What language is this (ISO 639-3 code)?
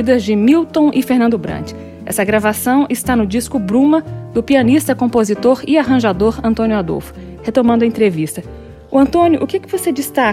por